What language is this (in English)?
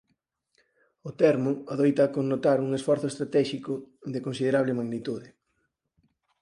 Galician